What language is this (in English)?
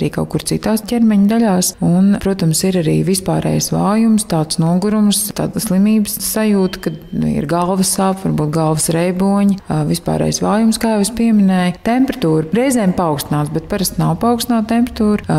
Latvian